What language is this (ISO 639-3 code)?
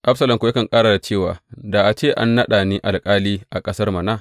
hau